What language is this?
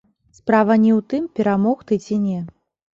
Belarusian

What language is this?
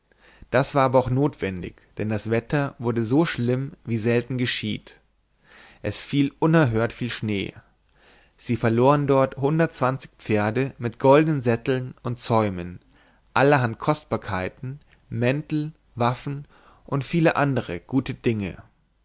German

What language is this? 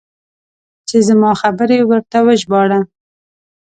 Pashto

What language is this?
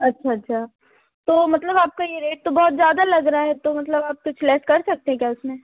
Hindi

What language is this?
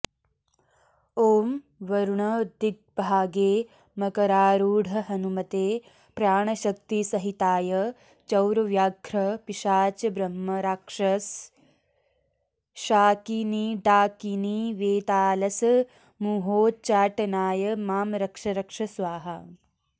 Sanskrit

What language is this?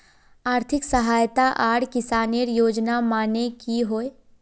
Magahi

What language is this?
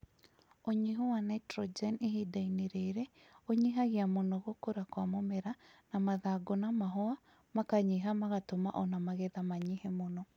Kikuyu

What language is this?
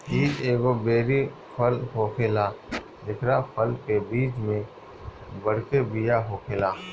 Bhojpuri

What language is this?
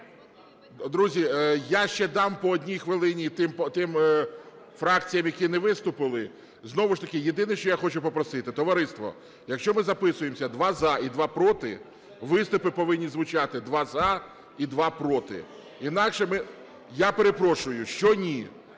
Ukrainian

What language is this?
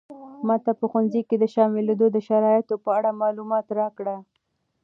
Pashto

